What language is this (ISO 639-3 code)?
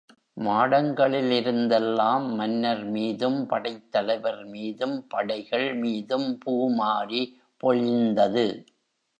tam